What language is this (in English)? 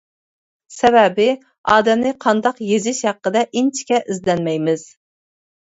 Uyghur